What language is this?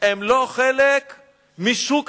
Hebrew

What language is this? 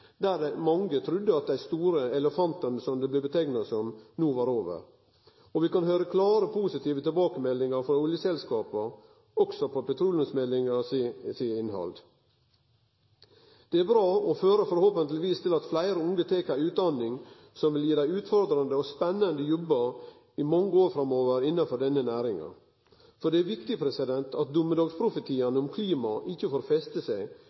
Norwegian Nynorsk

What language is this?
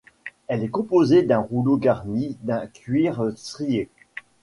French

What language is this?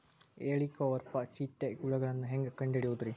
Kannada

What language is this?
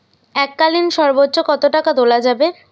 Bangla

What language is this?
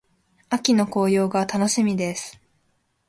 Japanese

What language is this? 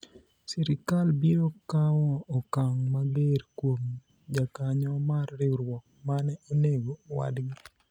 Luo (Kenya and Tanzania)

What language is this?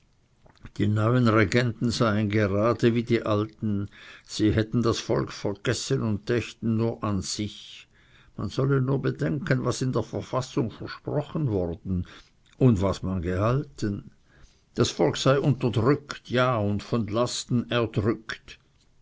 German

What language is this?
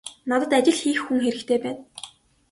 Mongolian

